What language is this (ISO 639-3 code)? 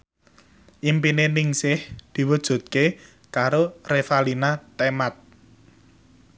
jav